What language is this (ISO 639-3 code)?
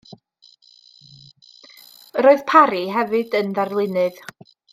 cym